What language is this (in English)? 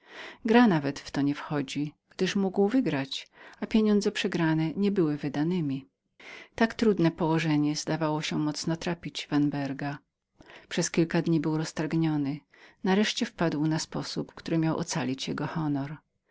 Polish